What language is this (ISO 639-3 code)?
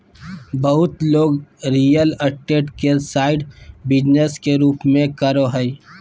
mag